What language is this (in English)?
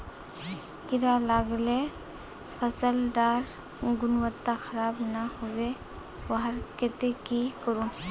Magahi